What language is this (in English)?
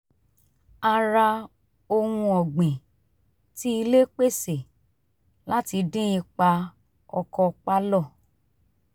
Yoruba